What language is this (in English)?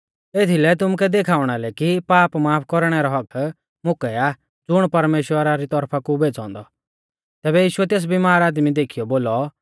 Mahasu Pahari